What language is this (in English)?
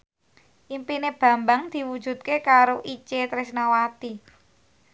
Javanese